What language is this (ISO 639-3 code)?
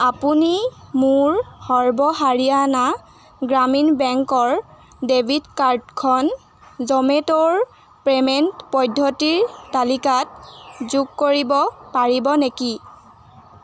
asm